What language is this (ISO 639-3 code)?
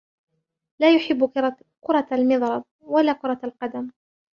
ara